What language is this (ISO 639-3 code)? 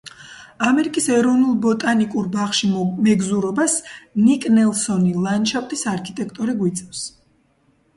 kat